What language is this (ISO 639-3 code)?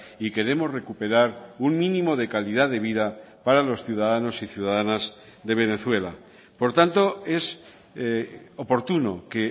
spa